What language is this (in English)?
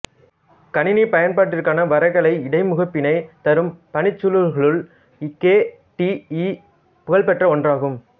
Tamil